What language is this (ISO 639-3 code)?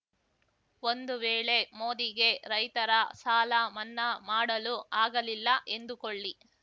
kan